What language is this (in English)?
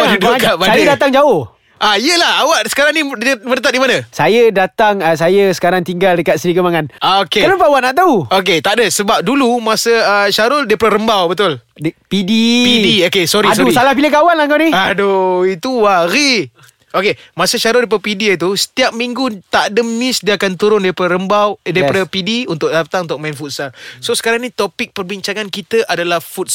Malay